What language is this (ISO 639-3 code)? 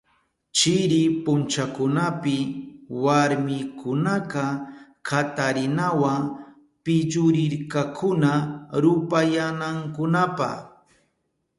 qup